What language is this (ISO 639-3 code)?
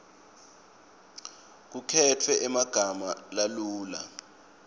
ssw